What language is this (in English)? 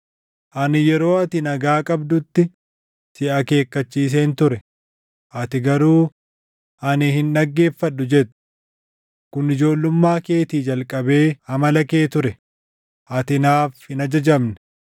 Oromo